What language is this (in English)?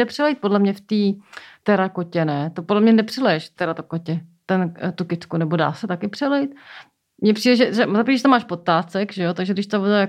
Czech